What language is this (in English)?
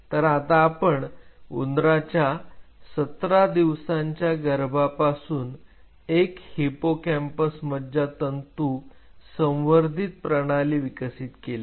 Marathi